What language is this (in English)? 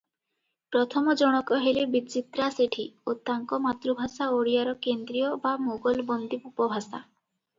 Odia